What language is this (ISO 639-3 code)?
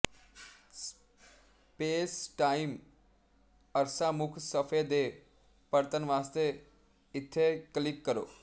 pan